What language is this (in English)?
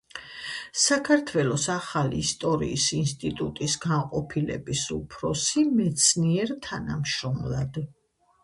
Georgian